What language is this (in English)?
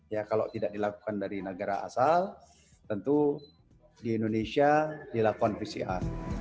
Indonesian